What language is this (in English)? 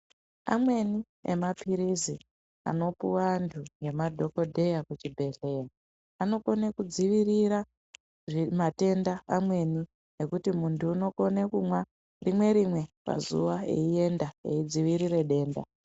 Ndau